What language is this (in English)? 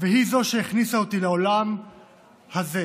Hebrew